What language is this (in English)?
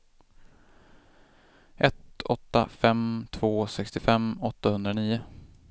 Swedish